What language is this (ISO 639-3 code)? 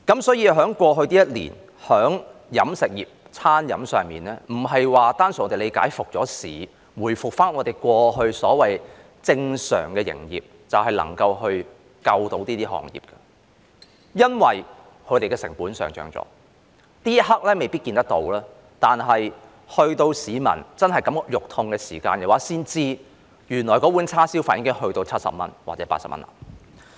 yue